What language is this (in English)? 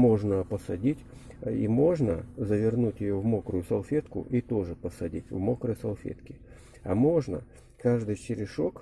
Russian